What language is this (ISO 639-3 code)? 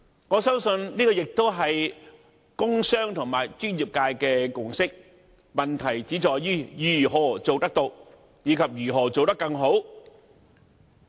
yue